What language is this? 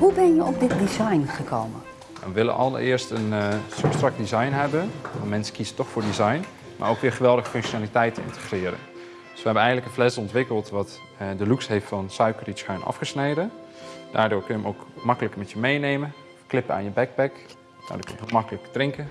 Dutch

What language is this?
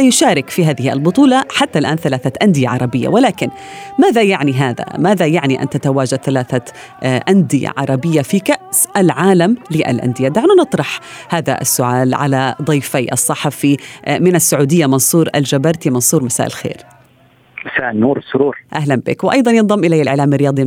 Arabic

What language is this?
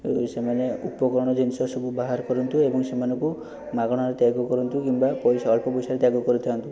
Odia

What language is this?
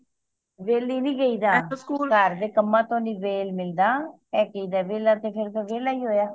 Punjabi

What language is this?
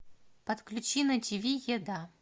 Russian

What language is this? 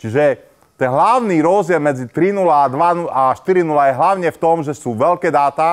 Slovak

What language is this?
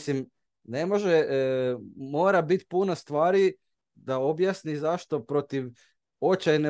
Croatian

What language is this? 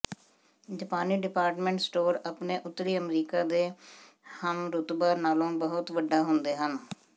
Punjabi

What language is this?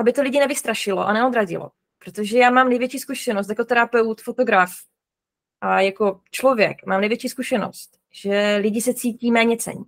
Czech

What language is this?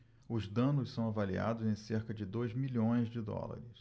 Portuguese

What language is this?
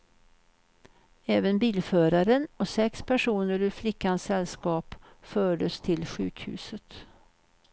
Swedish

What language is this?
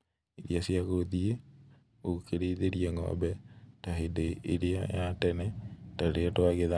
Kikuyu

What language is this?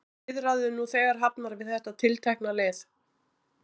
Icelandic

